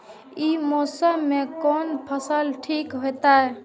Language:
Maithili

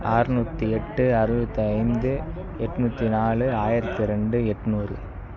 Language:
Tamil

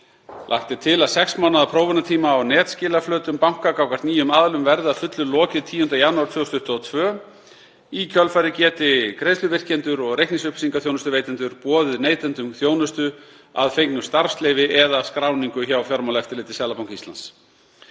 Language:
Icelandic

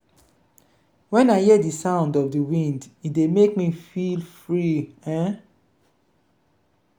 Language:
Nigerian Pidgin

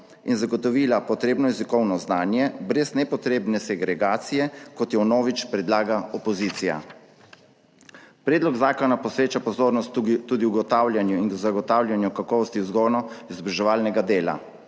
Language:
Slovenian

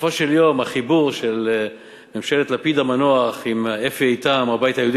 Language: Hebrew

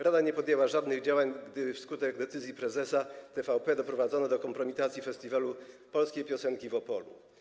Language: Polish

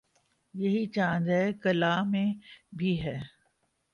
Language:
Urdu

